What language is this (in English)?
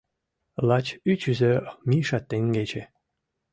Mari